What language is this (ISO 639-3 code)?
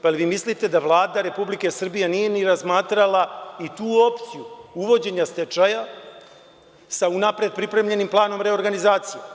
srp